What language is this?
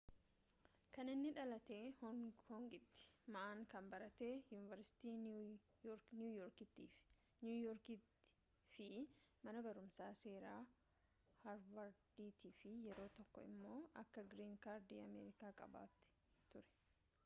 Oromo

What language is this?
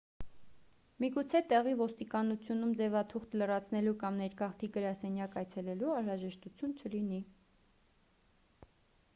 Armenian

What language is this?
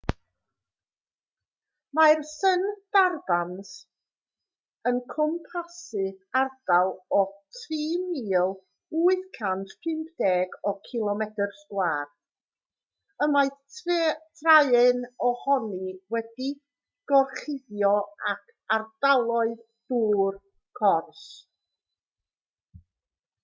Welsh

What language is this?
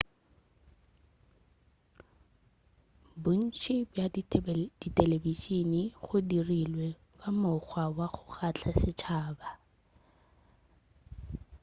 Northern Sotho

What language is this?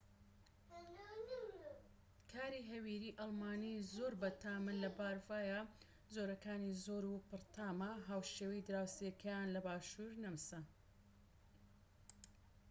Central Kurdish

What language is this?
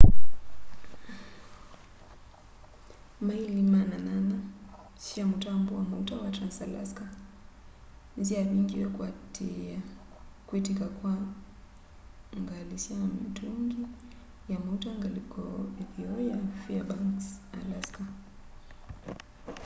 Kamba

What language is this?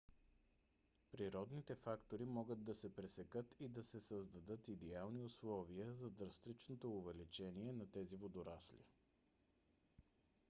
Bulgarian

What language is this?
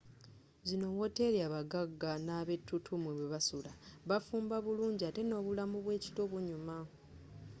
Ganda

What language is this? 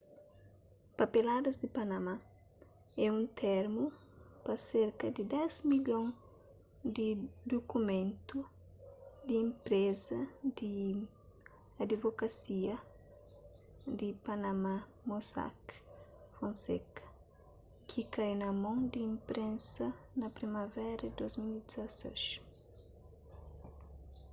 Kabuverdianu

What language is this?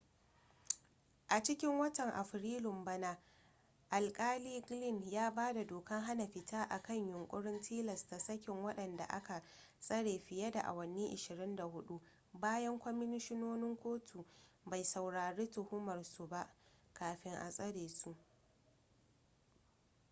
Hausa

